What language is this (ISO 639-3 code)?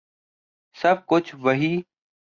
urd